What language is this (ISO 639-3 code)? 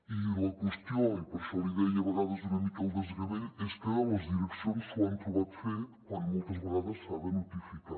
cat